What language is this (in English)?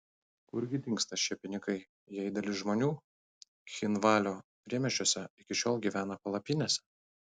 Lithuanian